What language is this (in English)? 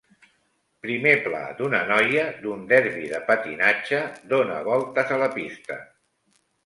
Catalan